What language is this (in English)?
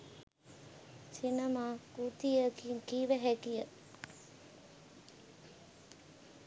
Sinhala